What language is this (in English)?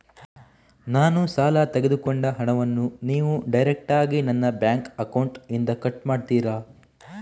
Kannada